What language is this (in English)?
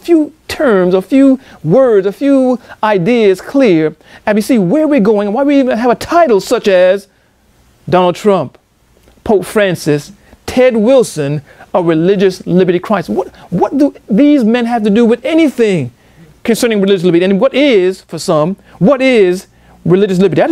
English